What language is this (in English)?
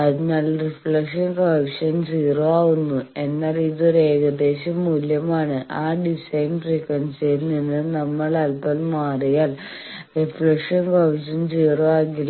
Malayalam